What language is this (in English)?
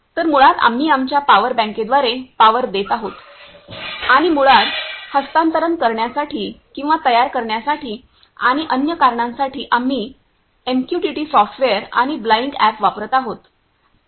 Marathi